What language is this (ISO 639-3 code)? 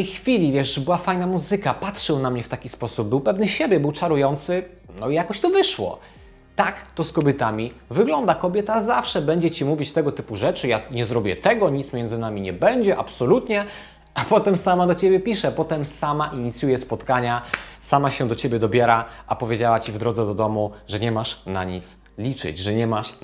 pol